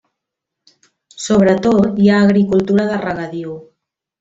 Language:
Catalan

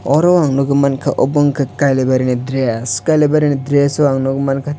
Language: Kok Borok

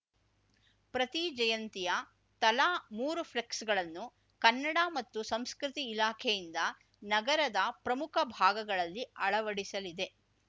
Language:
Kannada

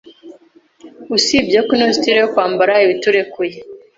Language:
Kinyarwanda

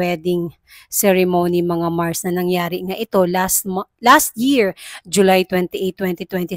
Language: Filipino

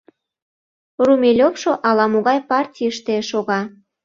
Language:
Mari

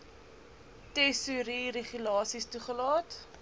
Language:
Afrikaans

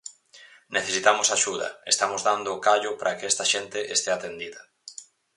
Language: Galician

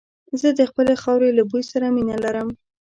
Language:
Pashto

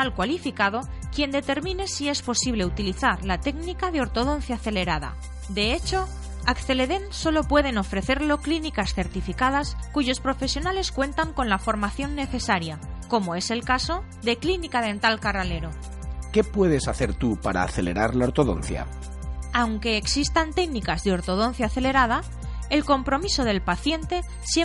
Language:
Spanish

